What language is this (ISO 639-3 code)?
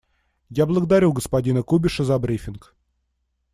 rus